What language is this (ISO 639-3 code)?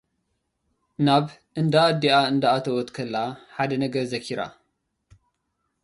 tir